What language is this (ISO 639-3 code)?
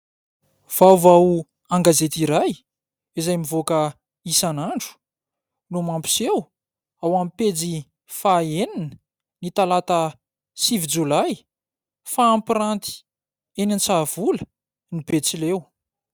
mlg